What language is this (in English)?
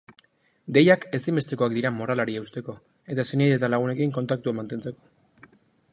Basque